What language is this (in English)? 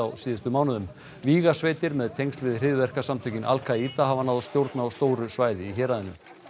Icelandic